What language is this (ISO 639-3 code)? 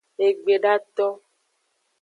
ajg